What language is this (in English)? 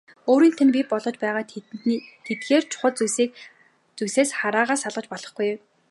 Mongolian